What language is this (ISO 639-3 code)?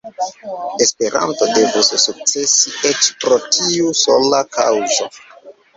epo